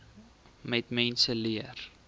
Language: Afrikaans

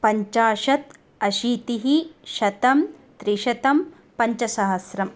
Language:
Sanskrit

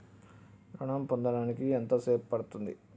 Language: Telugu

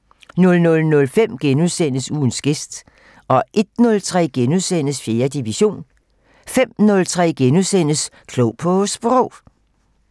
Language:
Danish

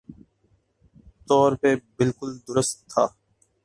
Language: Urdu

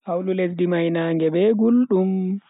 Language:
Bagirmi Fulfulde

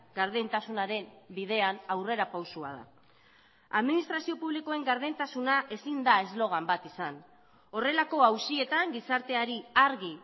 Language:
Basque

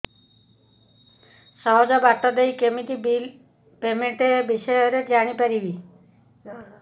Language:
Odia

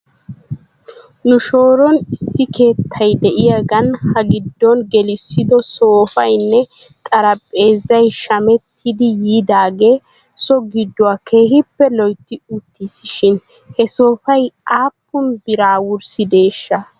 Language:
Wolaytta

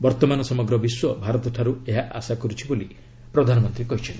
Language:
Odia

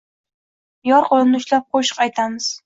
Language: Uzbek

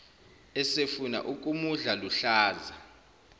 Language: Zulu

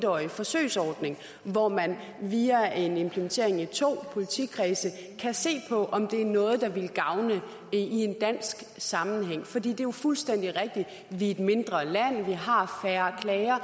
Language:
Danish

